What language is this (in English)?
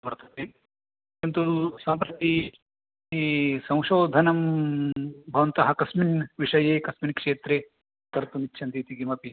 Sanskrit